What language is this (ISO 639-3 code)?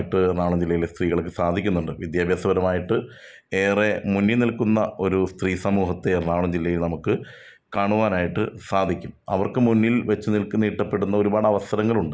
mal